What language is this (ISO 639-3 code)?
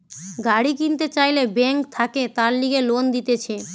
ben